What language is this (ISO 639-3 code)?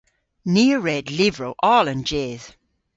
cor